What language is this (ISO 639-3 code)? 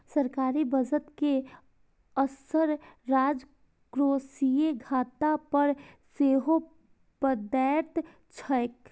mai